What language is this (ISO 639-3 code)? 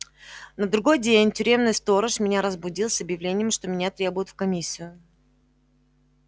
rus